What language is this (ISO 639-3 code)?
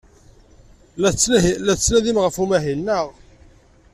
kab